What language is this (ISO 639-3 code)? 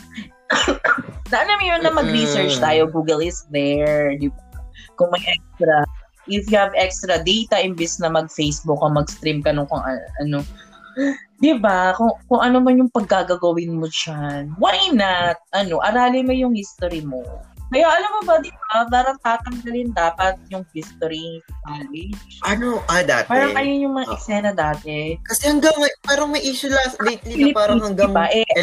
fil